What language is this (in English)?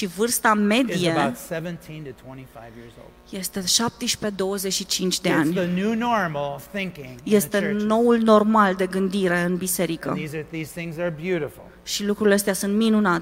Romanian